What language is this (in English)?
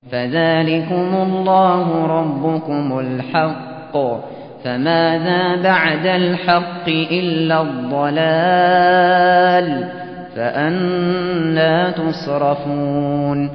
Arabic